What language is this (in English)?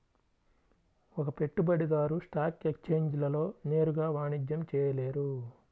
Telugu